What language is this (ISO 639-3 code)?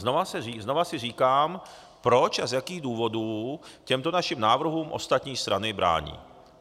ces